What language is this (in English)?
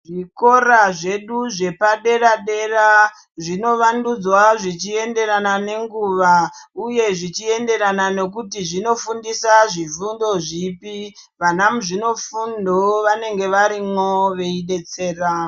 Ndau